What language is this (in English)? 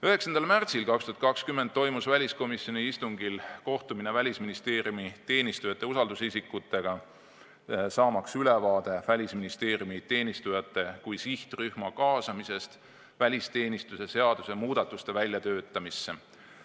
Estonian